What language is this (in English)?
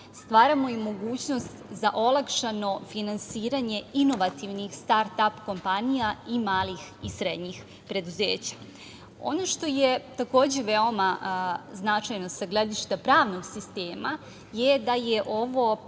Serbian